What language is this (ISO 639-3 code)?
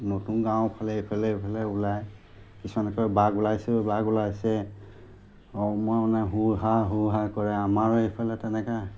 asm